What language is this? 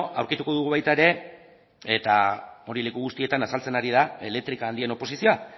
Basque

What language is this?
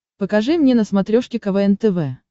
Russian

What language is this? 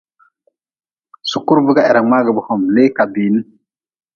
Nawdm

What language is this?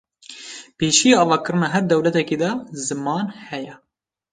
Kurdish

